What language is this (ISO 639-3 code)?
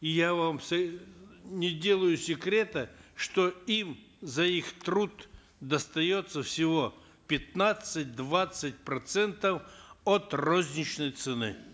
kaz